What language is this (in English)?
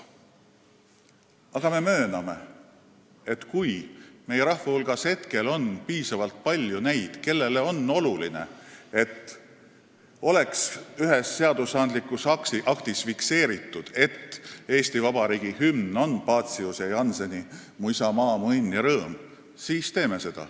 Estonian